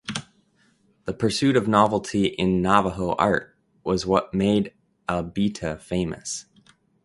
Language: English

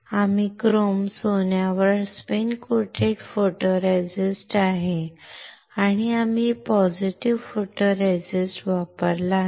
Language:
Marathi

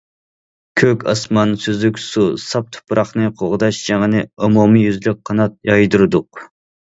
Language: Uyghur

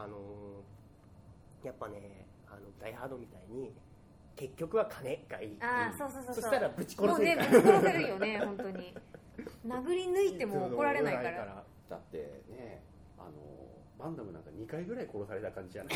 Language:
Japanese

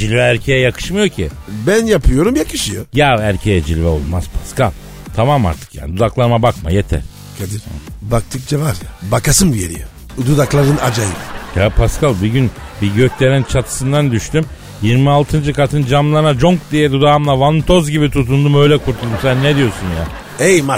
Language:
Turkish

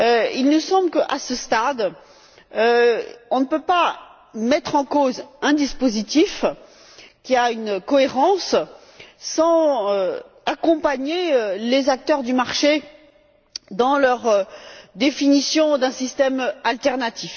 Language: French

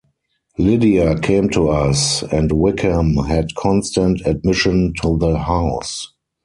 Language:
English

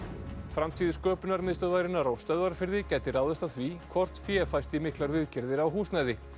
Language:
Icelandic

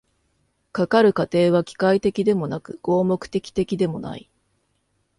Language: Japanese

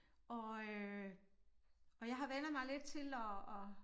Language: Danish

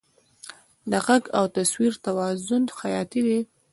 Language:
Pashto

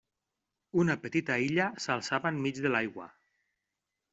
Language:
Catalan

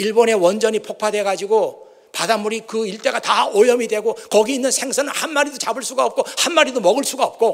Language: Korean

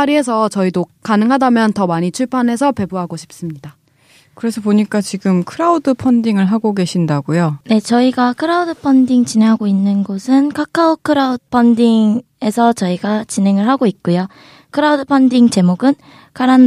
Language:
Korean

